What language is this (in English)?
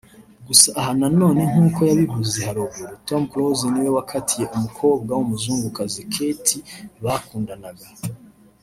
Kinyarwanda